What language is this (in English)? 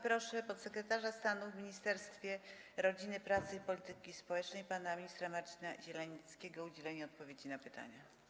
Polish